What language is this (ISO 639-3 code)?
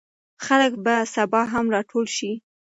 pus